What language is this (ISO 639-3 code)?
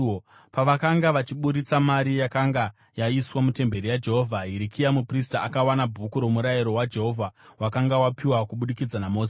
sna